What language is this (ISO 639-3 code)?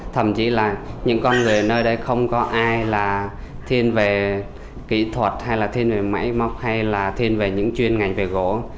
vie